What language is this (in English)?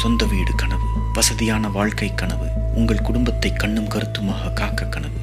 Tamil